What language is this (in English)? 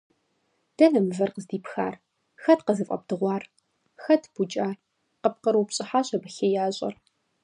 Kabardian